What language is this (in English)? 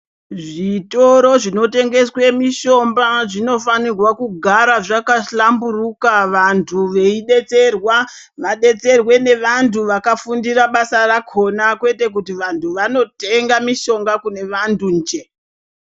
Ndau